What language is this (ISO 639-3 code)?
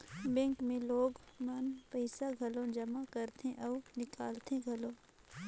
hne